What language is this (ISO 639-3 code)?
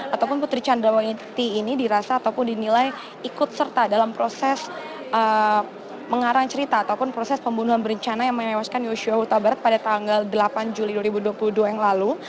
ind